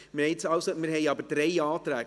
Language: Swiss German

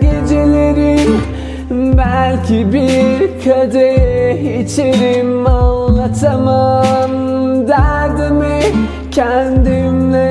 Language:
Turkish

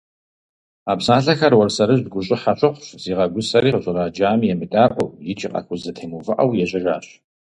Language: Kabardian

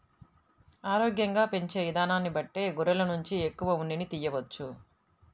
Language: Telugu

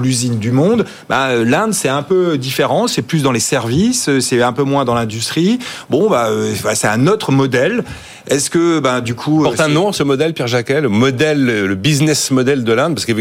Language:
French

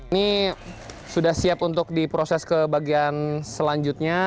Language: Indonesian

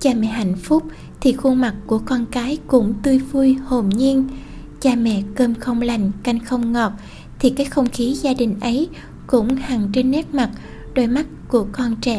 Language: Vietnamese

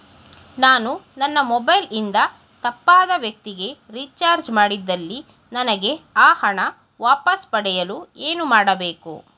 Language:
Kannada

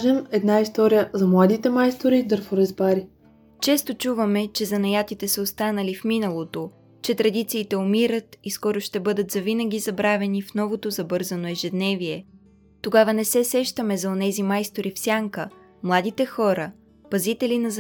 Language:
Bulgarian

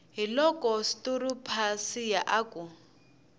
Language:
Tsonga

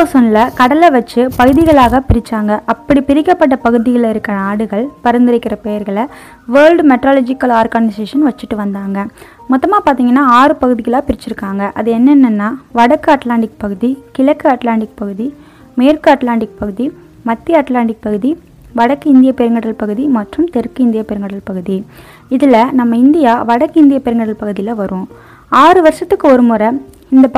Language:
Tamil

